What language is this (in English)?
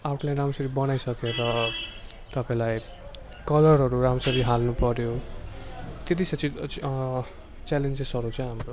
Nepali